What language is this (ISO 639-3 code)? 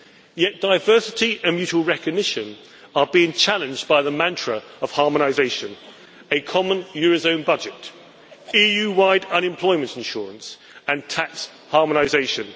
eng